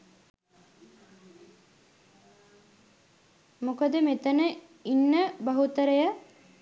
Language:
Sinhala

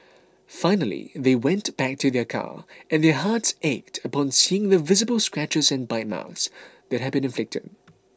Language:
English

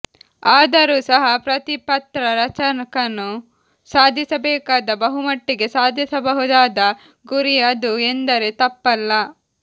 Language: Kannada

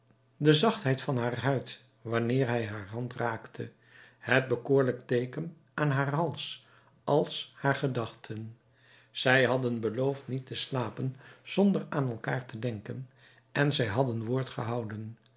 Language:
Dutch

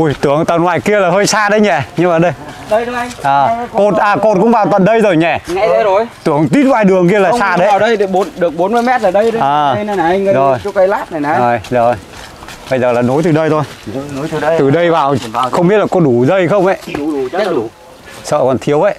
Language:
Vietnamese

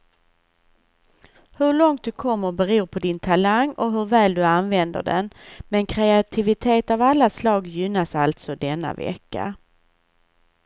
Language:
Swedish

